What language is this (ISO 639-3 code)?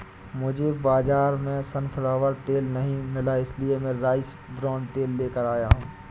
hin